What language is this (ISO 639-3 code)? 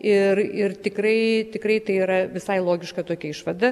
lit